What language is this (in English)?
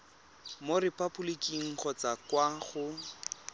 Tswana